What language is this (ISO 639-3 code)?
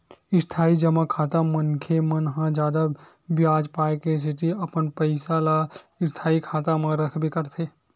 hne